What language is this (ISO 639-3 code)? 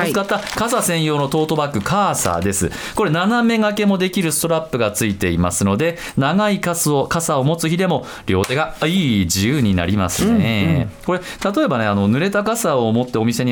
jpn